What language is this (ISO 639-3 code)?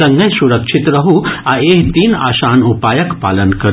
mai